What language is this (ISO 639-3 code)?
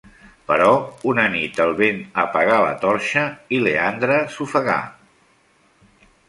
cat